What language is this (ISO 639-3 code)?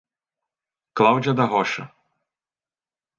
por